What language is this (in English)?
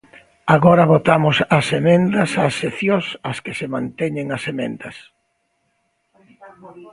Galician